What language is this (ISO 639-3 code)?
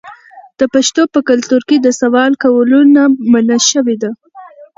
pus